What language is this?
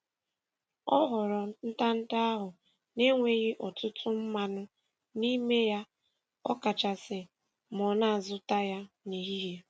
Igbo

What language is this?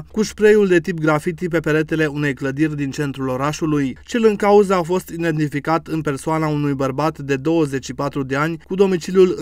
Romanian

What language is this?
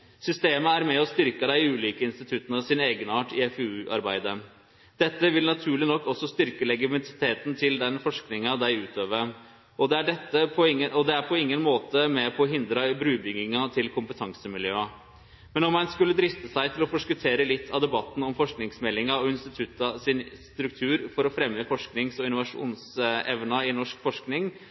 Norwegian Nynorsk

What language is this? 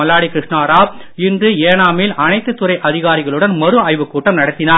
Tamil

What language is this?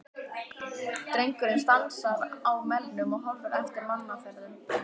Icelandic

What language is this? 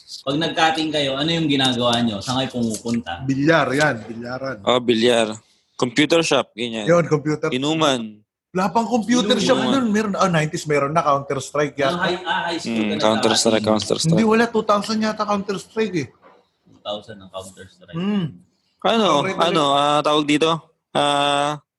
Filipino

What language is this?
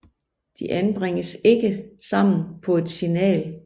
Danish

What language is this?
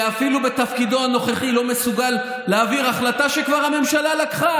Hebrew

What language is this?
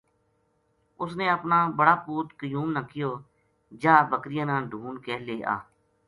Gujari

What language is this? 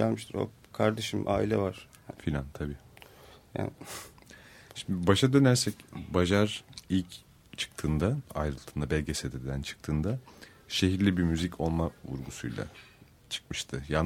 Turkish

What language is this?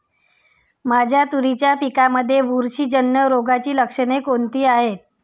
Marathi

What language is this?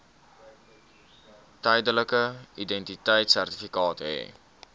Afrikaans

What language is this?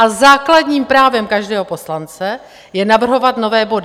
Czech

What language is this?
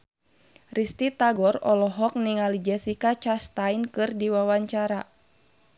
Sundanese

